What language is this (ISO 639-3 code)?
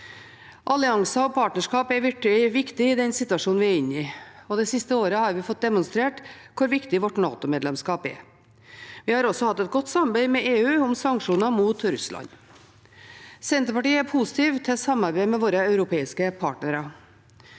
nor